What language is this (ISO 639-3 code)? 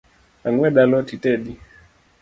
luo